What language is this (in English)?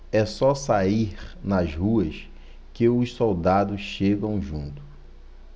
Portuguese